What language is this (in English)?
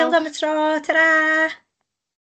Welsh